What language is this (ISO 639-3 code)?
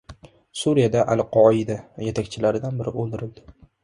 uzb